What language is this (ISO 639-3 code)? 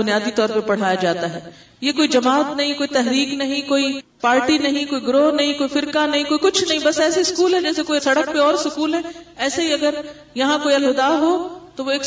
urd